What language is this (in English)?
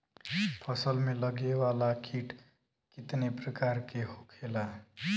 Bhojpuri